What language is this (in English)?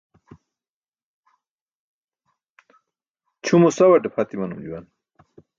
Burushaski